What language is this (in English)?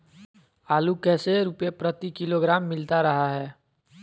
Magahi